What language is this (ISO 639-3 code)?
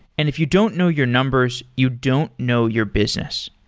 eng